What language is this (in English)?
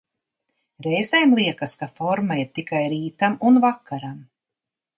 Latvian